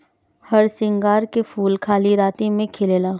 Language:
Bhojpuri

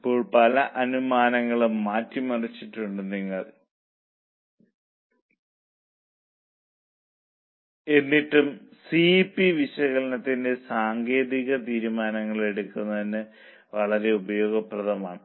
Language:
Malayalam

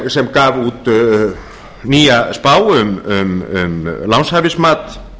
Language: Icelandic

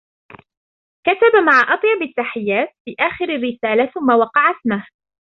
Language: Arabic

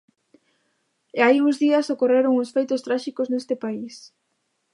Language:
Galician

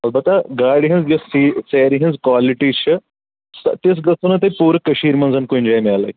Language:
Kashmiri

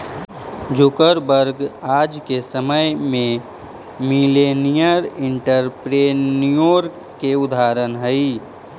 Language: Magahi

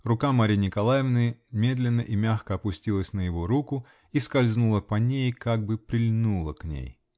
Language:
Russian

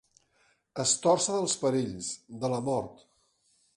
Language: Catalan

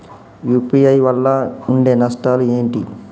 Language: Telugu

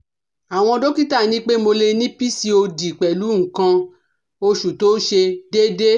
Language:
Yoruba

